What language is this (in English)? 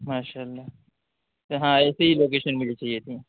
Urdu